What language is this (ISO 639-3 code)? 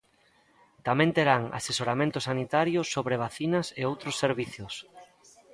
glg